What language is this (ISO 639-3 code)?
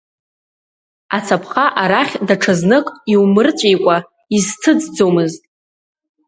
abk